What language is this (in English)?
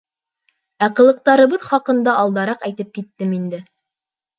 Bashkir